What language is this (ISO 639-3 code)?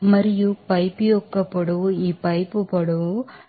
tel